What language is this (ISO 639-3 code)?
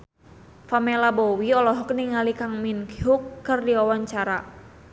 sun